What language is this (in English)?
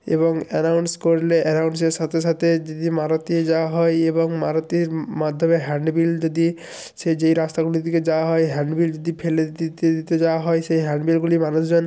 Bangla